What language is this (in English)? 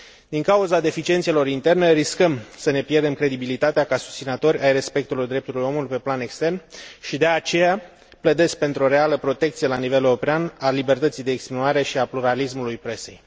Romanian